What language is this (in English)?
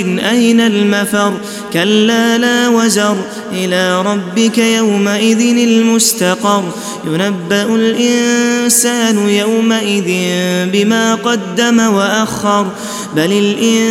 Arabic